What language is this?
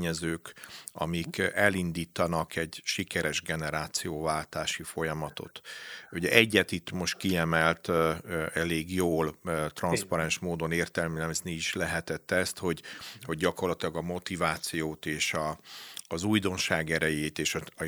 Hungarian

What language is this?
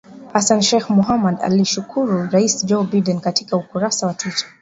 Swahili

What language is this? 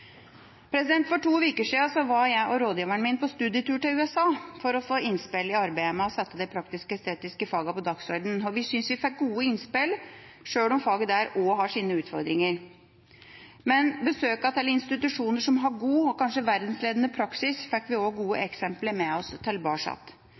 Norwegian Bokmål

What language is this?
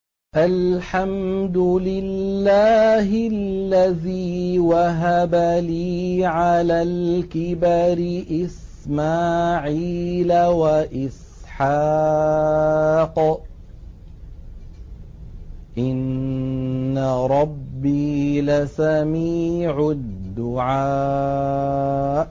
Arabic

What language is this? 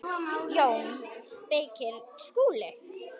Icelandic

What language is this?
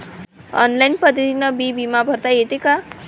Marathi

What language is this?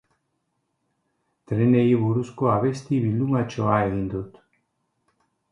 Basque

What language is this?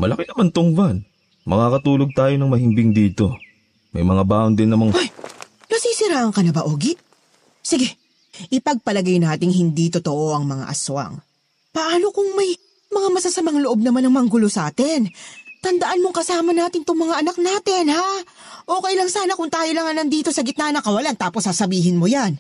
Filipino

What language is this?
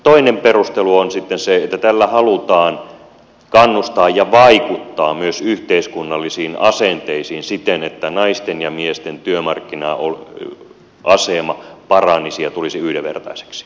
Finnish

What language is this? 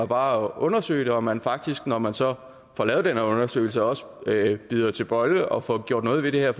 Danish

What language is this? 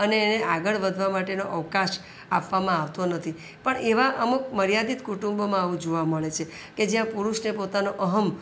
Gujarati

